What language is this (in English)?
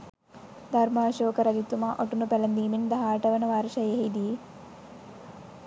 Sinhala